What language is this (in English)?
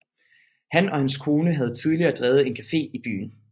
Danish